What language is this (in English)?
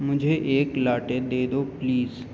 Urdu